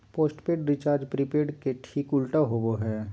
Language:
Magahi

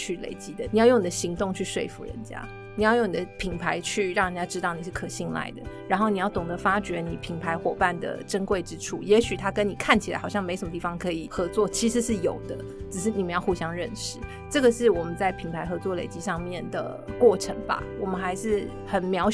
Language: Chinese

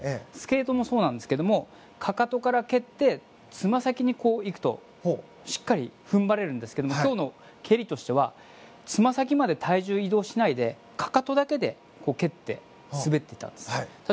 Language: Japanese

